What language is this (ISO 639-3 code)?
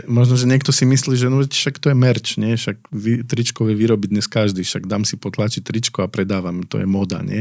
slk